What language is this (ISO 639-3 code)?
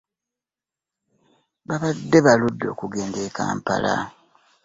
lug